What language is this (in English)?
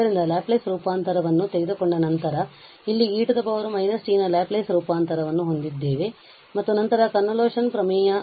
Kannada